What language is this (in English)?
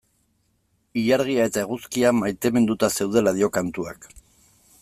Basque